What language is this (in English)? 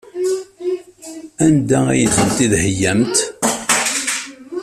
Kabyle